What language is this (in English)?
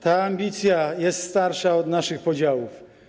Polish